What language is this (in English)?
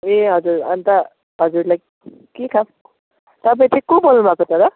Nepali